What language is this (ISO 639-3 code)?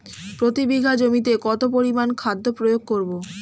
ben